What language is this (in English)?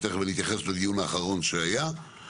Hebrew